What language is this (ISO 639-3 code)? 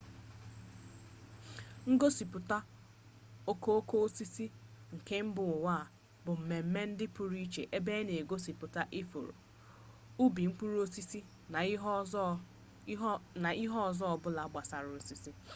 ibo